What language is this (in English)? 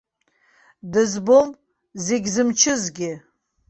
Abkhazian